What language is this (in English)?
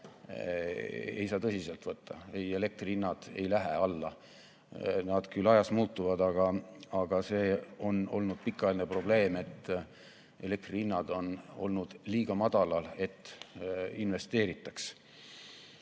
Estonian